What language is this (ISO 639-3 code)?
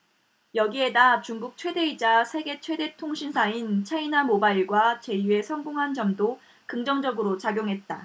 kor